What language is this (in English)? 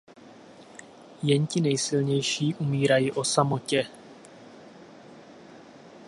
Czech